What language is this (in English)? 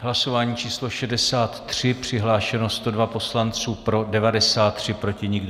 Czech